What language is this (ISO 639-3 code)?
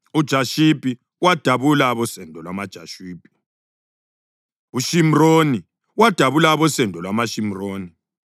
nde